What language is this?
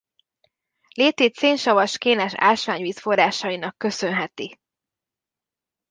Hungarian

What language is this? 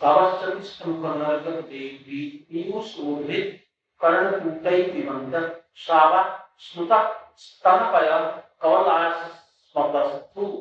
Hindi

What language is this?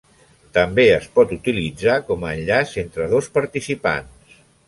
Catalan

